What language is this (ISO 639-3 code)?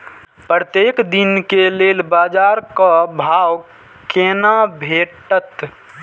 mai